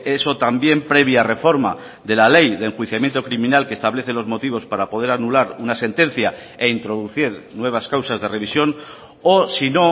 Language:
Spanish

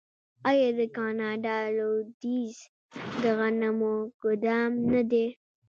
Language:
Pashto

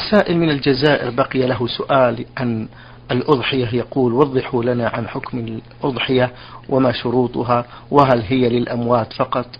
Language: Arabic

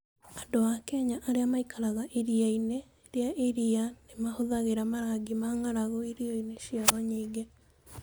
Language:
Kikuyu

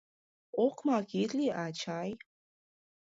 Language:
Mari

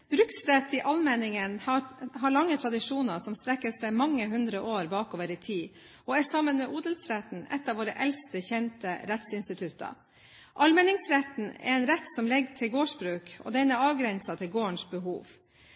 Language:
Norwegian Bokmål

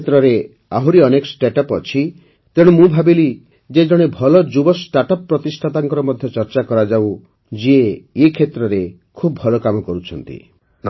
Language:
Odia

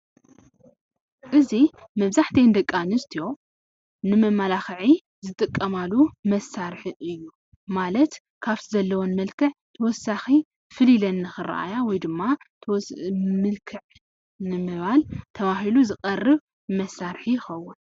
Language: Tigrinya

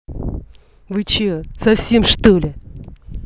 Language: Russian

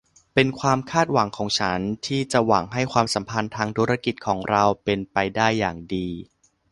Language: Thai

